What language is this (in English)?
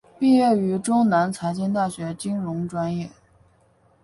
Chinese